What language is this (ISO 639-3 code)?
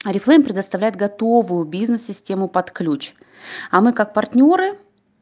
rus